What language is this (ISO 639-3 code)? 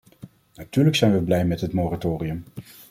nld